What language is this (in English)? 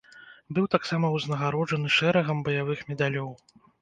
Belarusian